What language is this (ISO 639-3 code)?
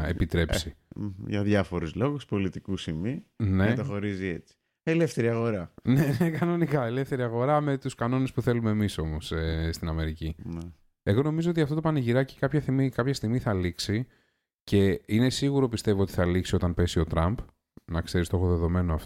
ell